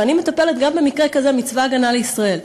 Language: Hebrew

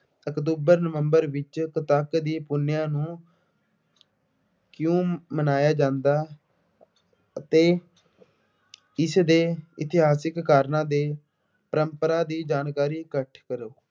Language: Punjabi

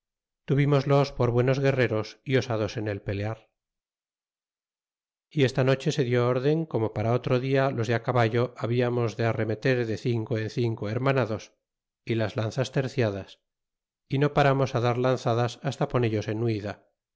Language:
Spanish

